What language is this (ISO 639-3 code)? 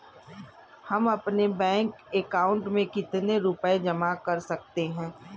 hin